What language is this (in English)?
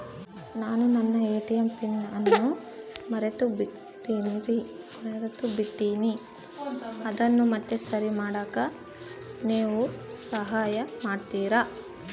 Kannada